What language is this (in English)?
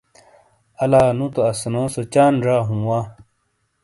Shina